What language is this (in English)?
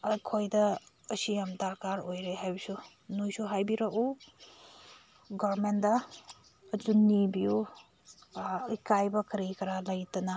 Manipuri